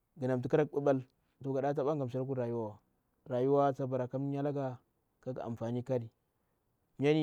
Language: Bura-Pabir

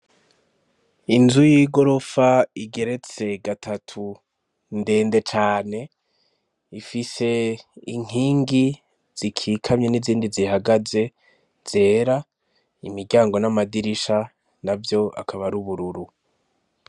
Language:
Rundi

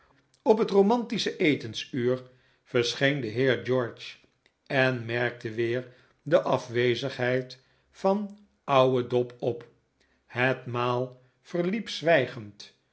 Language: Dutch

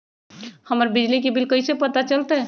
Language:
Magahi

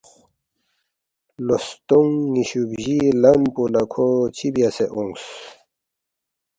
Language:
Balti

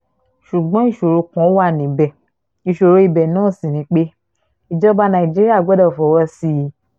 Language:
Yoruba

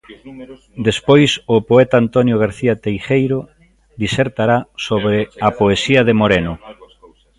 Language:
Galician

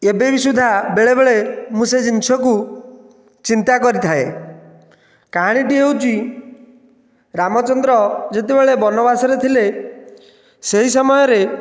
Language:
Odia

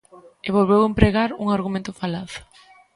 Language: Galician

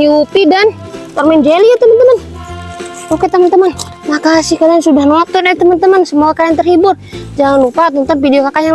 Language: Indonesian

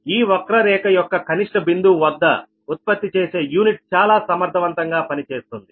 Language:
Telugu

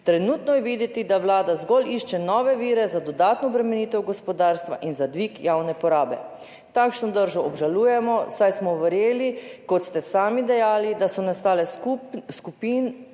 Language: Slovenian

